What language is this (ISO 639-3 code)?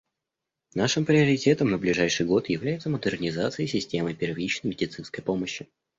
rus